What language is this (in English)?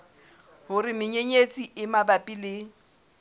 Southern Sotho